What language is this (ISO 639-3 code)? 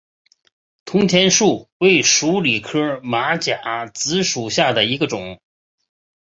zho